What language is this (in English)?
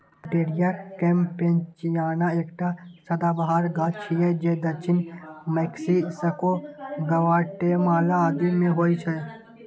Maithili